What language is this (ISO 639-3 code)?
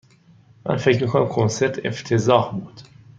fas